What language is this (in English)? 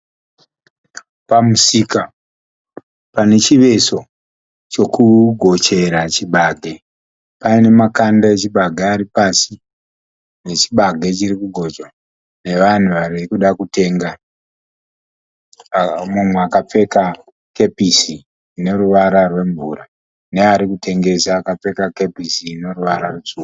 Shona